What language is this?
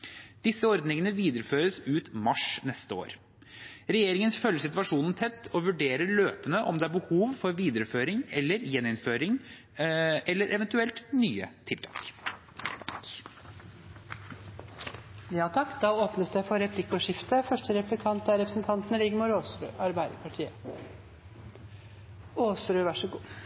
Norwegian Bokmål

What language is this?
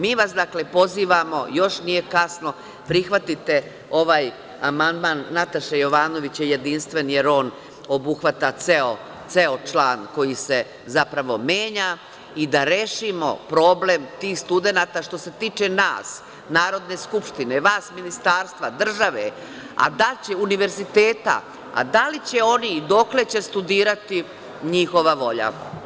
Serbian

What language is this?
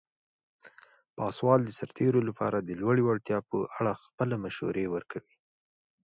Pashto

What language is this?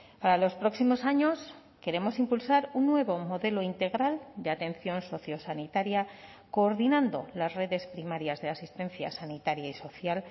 Spanish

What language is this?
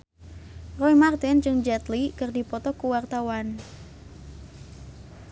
Sundanese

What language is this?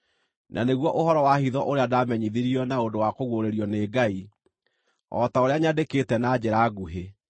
Kikuyu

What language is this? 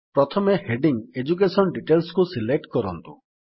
Odia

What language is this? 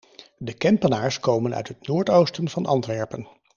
Dutch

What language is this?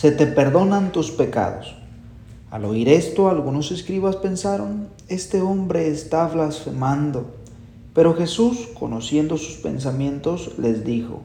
Spanish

